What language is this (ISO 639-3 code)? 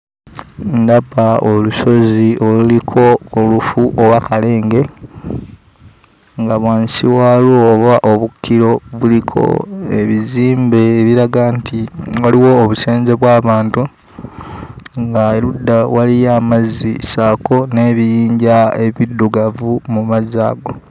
lug